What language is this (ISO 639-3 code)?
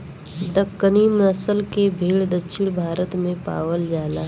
bho